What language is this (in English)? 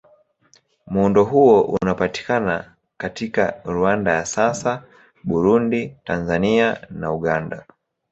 Swahili